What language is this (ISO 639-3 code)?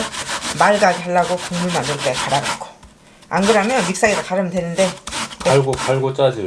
kor